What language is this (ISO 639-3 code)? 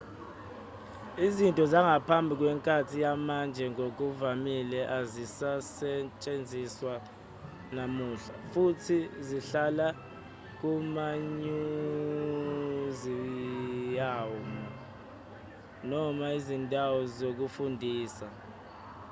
zul